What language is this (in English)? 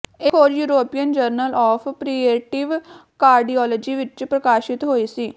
Punjabi